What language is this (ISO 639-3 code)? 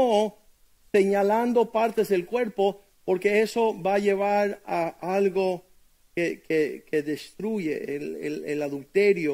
spa